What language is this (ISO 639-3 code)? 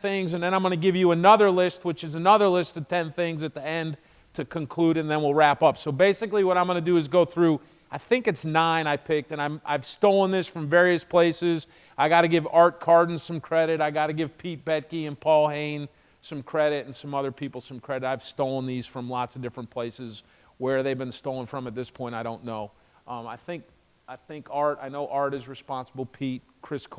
eng